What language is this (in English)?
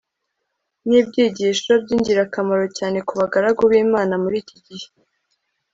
Kinyarwanda